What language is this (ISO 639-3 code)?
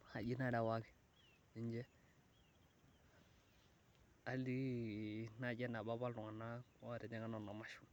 mas